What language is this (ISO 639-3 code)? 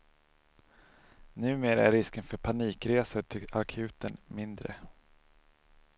swe